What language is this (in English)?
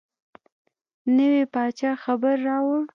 Pashto